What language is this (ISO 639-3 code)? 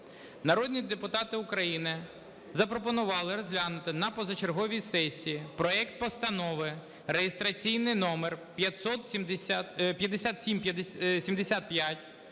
ukr